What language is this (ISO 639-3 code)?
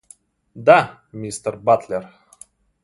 rus